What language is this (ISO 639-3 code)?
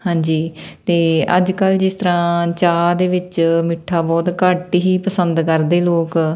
pan